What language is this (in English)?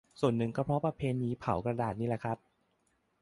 Thai